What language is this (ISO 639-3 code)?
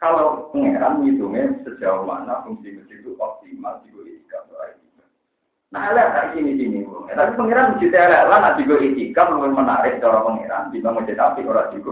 ind